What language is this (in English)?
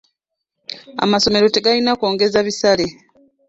Ganda